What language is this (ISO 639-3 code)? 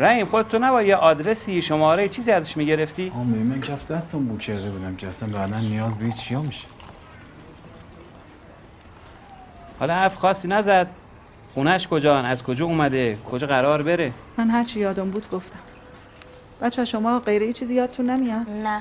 fas